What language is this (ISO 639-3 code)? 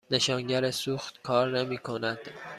fas